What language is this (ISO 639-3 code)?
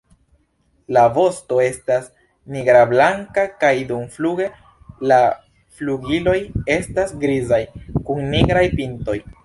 epo